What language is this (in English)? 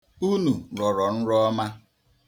Igbo